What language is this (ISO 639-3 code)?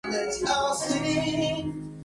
spa